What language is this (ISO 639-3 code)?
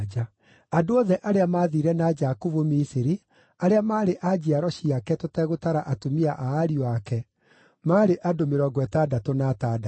kik